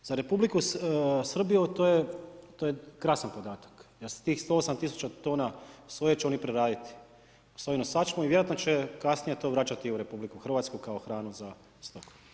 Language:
Croatian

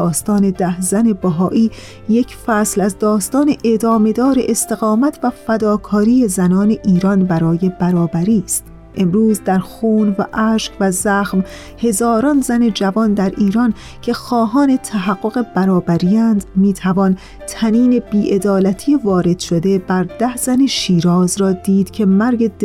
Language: Persian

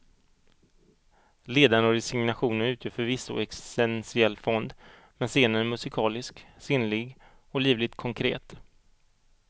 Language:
Swedish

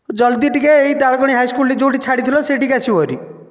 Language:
Odia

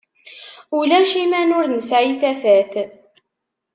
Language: Kabyle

